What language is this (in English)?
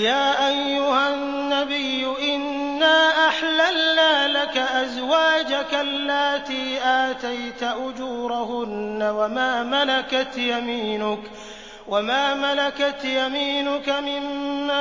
Arabic